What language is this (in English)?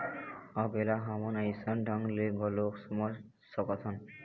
Chhattisgarhi